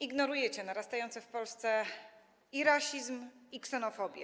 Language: Polish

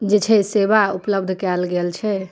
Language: Maithili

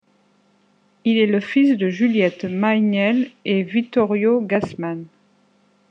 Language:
French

